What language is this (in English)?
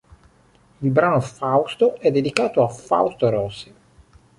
Italian